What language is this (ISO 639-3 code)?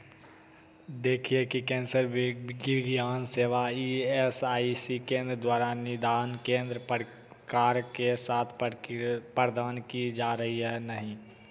hin